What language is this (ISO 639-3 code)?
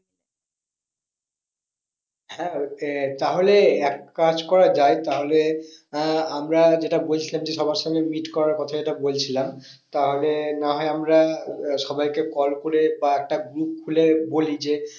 ben